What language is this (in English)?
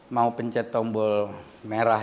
Indonesian